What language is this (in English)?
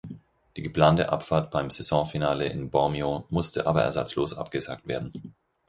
German